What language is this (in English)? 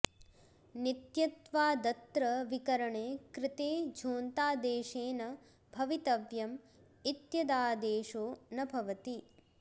Sanskrit